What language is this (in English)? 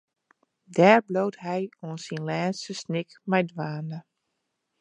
Western Frisian